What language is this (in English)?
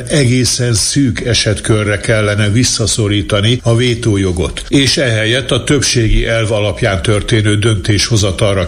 Hungarian